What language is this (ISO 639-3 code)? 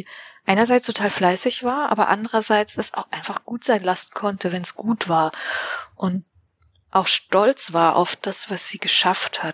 deu